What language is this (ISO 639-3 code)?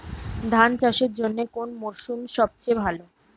ben